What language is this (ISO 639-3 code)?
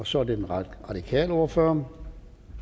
dan